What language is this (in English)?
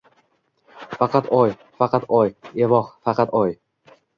Uzbek